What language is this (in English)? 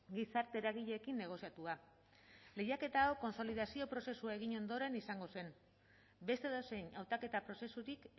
Basque